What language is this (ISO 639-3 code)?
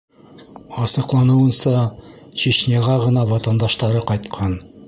bak